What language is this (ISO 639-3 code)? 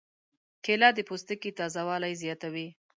pus